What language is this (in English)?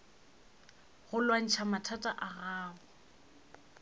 Northern Sotho